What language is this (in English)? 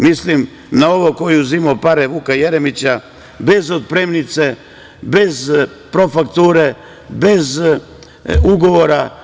Serbian